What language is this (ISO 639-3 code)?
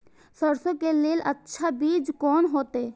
mai